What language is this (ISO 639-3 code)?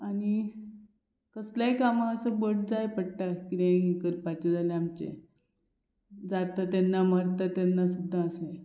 kok